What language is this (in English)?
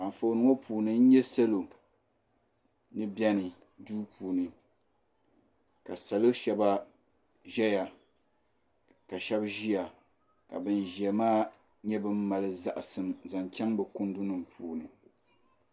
Dagbani